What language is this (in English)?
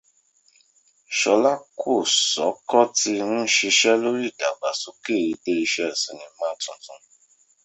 Yoruba